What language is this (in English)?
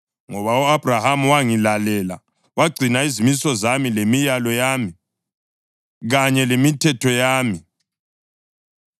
North Ndebele